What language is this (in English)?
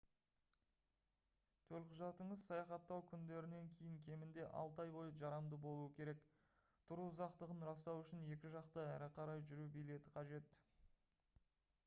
Kazakh